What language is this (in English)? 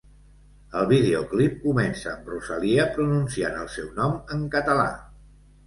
Catalan